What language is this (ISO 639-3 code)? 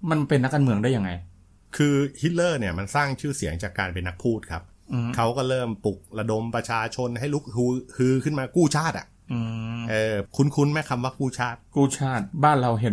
tha